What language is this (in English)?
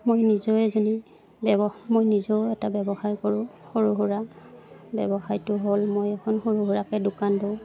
Assamese